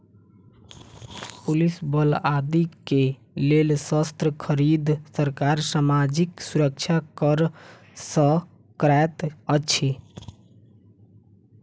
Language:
Maithili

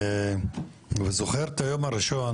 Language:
Hebrew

